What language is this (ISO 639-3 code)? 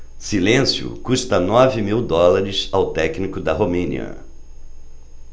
por